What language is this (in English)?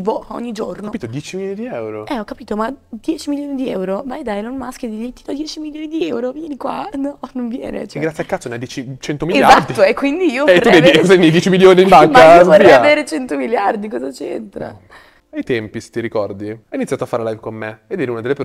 Italian